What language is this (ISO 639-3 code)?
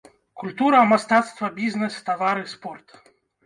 bel